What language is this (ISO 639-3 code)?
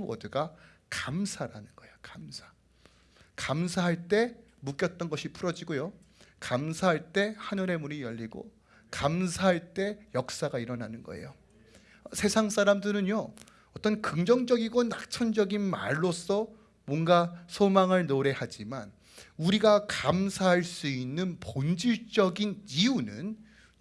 kor